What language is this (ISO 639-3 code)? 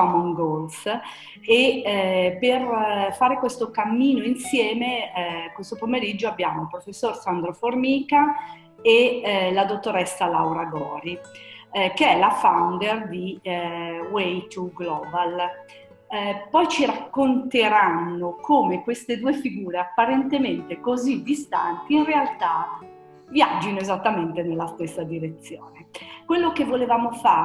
ita